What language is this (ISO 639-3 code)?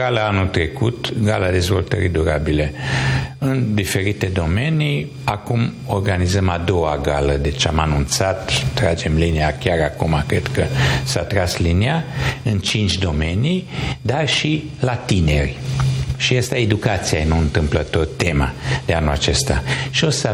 ron